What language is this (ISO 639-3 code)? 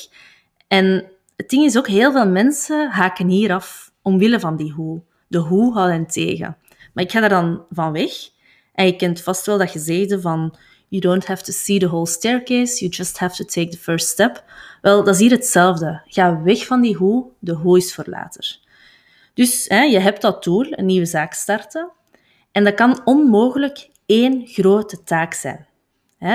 nld